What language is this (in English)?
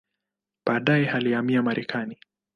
Swahili